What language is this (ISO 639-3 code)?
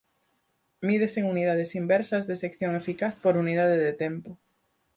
glg